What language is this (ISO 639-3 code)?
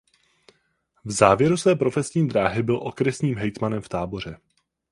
ces